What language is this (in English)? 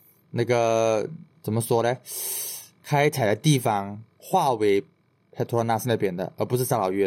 Chinese